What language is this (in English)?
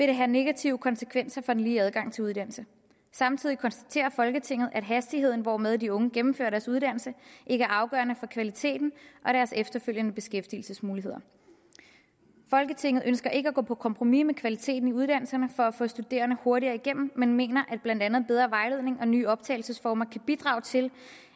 Danish